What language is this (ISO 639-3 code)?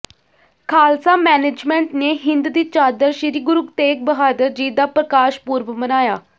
pan